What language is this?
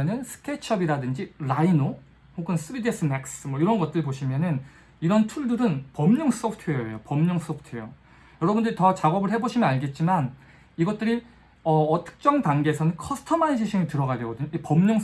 Korean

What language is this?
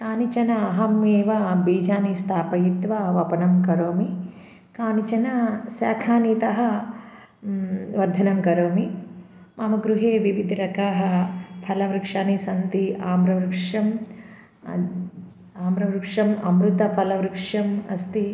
Sanskrit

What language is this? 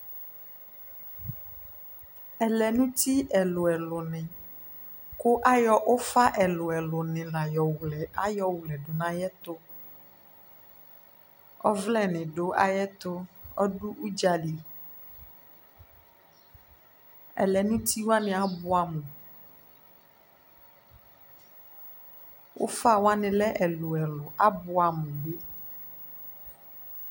Ikposo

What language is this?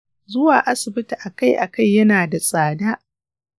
Hausa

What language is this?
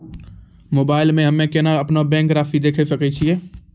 Maithili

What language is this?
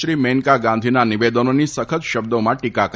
Gujarati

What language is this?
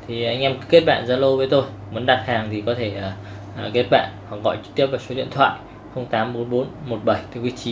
Vietnamese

